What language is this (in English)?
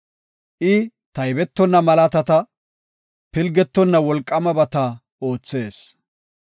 Gofa